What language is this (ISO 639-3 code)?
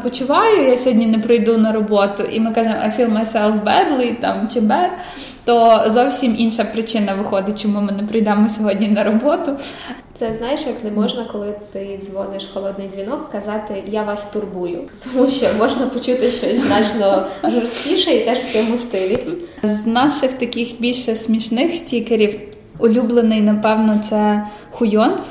ukr